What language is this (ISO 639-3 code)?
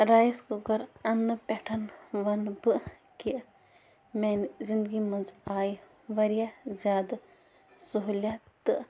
kas